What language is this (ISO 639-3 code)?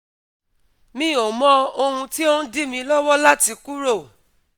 yor